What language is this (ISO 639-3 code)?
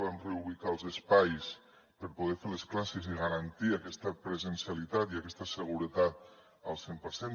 cat